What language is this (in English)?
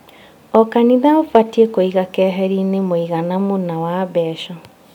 Kikuyu